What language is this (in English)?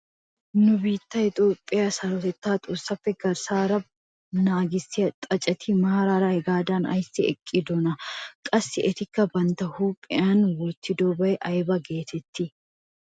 Wolaytta